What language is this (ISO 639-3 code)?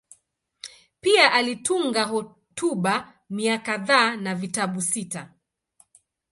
swa